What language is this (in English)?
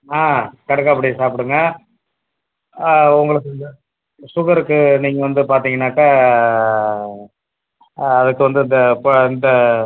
Tamil